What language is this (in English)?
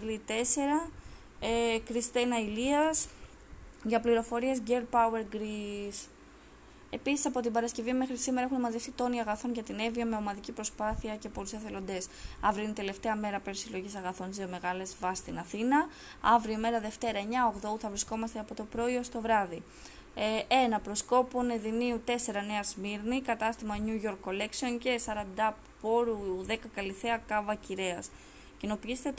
Greek